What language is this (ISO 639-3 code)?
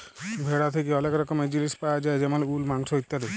ben